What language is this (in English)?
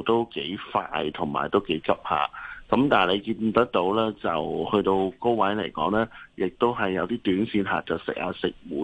Chinese